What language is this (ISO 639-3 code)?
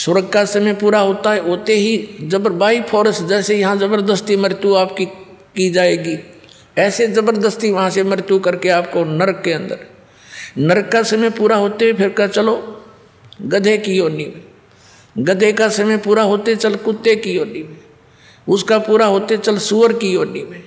hin